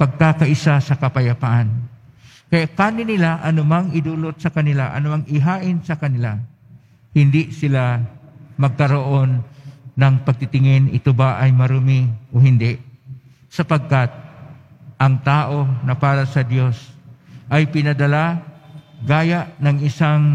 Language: Filipino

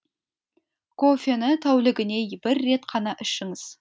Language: Kazakh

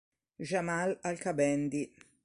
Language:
Italian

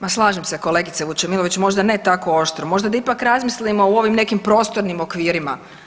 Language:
Croatian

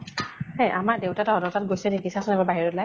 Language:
Assamese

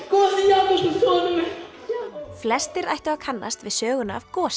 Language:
Icelandic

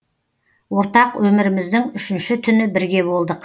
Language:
Kazakh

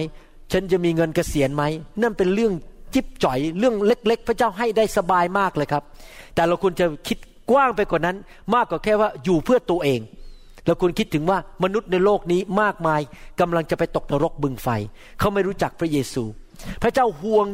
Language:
Thai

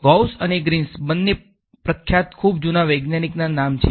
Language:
Gujarati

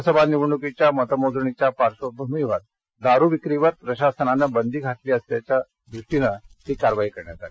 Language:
Marathi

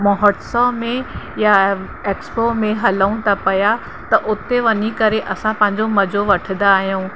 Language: Sindhi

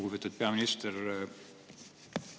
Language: Estonian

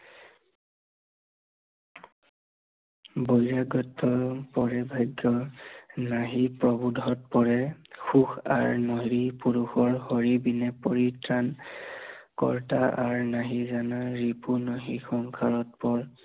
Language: Assamese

